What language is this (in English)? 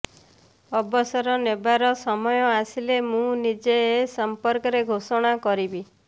Odia